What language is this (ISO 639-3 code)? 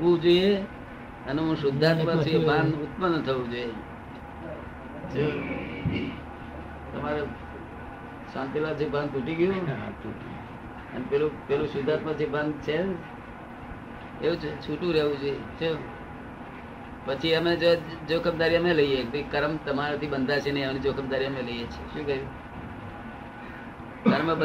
guj